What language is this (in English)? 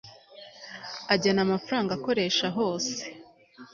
Kinyarwanda